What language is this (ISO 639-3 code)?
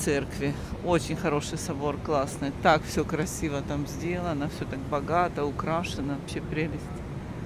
rus